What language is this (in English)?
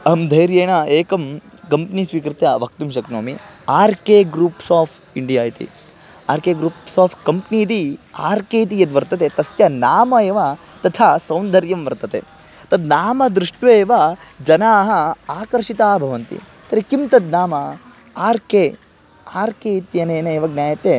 Sanskrit